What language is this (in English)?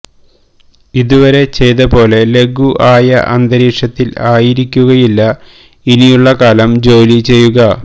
Malayalam